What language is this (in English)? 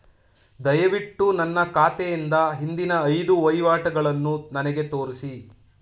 Kannada